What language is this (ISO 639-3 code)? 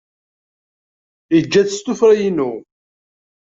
kab